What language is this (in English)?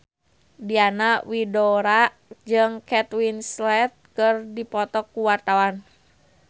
Sundanese